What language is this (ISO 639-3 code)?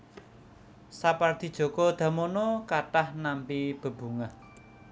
jav